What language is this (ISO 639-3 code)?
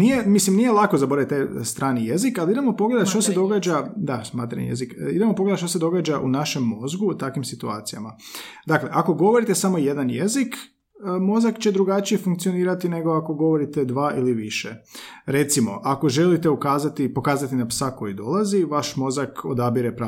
hrv